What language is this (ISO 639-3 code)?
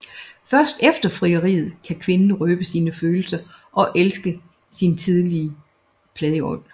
dan